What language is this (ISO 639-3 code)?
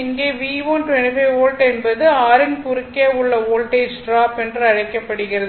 tam